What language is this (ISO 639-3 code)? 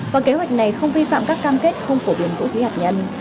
vie